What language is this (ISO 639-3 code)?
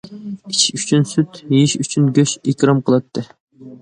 uig